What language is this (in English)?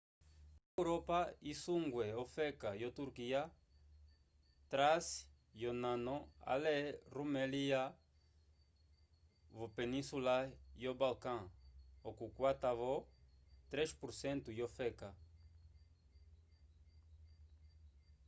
Umbundu